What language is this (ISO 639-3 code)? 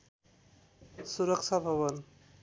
nep